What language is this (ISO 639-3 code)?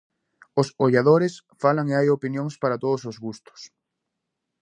glg